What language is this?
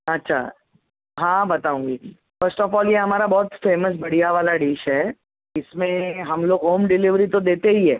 Marathi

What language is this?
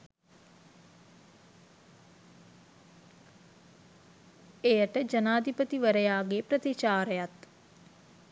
Sinhala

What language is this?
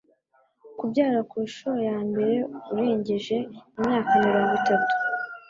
Kinyarwanda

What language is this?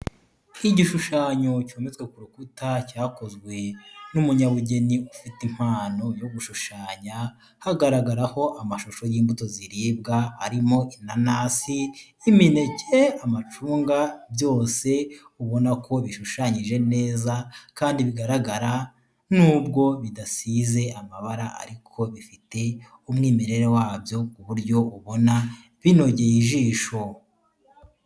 Kinyarwanda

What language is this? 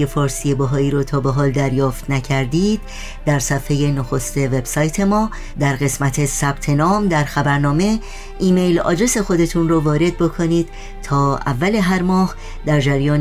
Persian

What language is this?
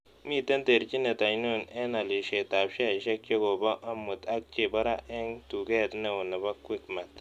Kalenjin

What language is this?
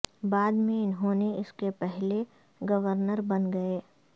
Urdu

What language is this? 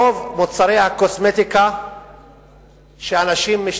Hebrew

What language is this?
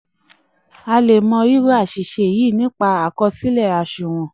Yoruba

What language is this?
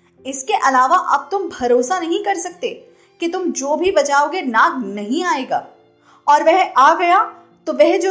Hindi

